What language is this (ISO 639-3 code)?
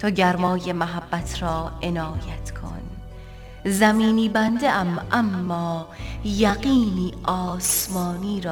fas